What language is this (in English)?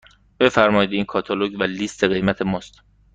Persian